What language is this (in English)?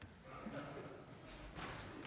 Danish